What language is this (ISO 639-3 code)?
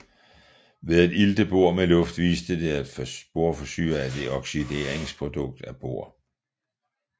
dan